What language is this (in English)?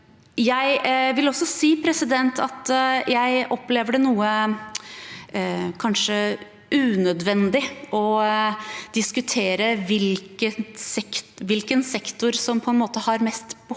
Norwegian